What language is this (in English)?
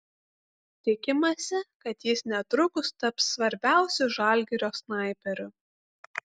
Lithuanian